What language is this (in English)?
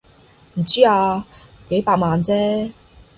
Cantonese